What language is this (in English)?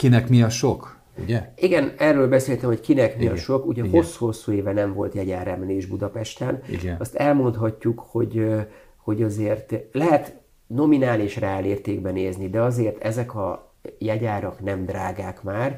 Hungarian